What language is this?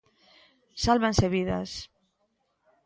Galician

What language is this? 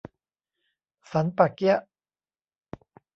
Thai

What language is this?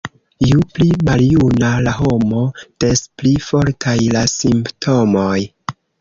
Esperanto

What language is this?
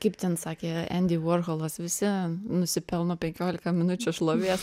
Lithuanian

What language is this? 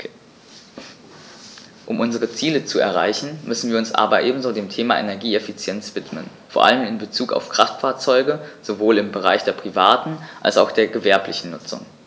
German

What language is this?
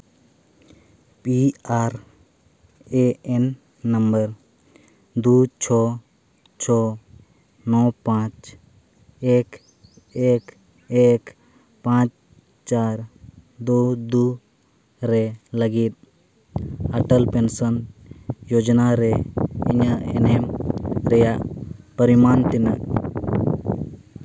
Santali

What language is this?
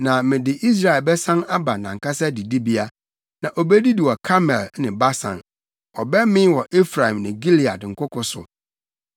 Akan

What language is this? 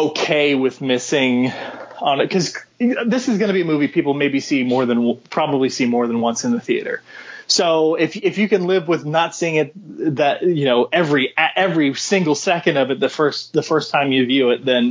English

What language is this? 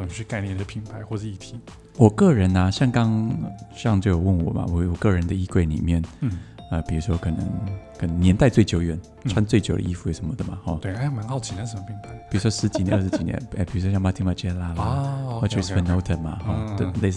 Chinese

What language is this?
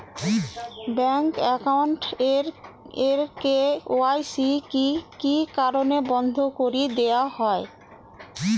Bangla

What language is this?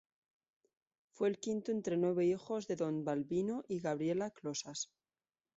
Spanish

